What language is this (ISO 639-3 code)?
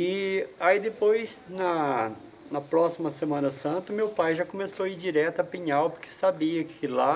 por